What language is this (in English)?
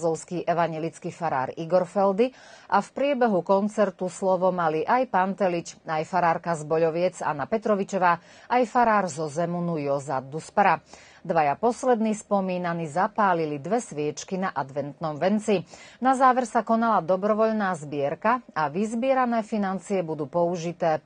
Slovak